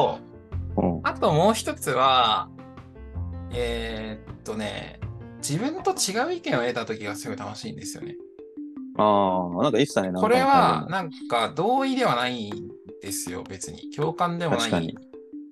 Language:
Japanese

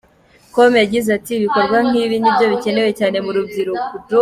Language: Kinyarwanda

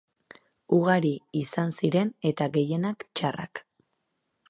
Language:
Basque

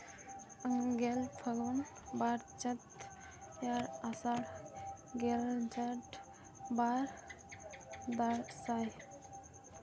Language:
Santali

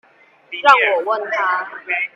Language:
Chinese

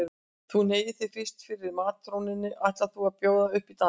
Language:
Icelandic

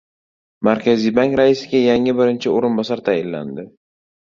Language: Uzbek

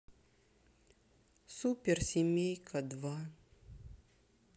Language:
Russian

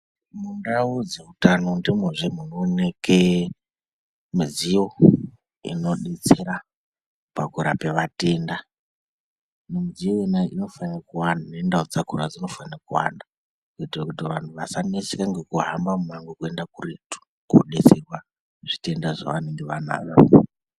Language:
Ndau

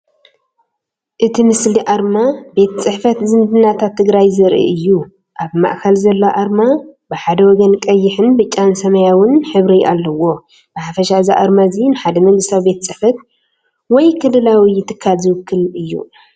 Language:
Tigrinya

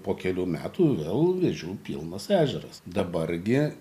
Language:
Lithuanian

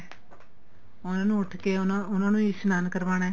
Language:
Punjabi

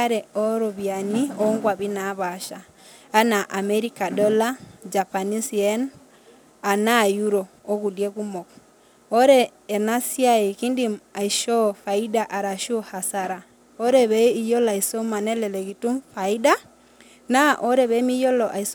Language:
Masai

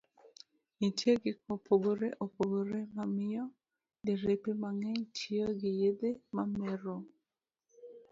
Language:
Luo (Kenya and Tanzania)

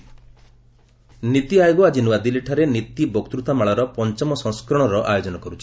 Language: Odia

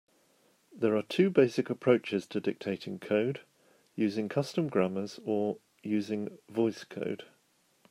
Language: English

